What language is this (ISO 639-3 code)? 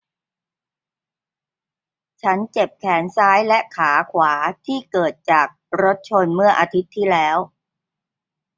tha